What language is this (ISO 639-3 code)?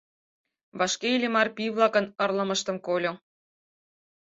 chm